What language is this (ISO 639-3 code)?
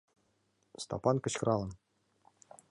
chm